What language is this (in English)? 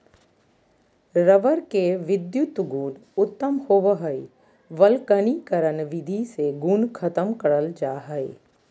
Magahi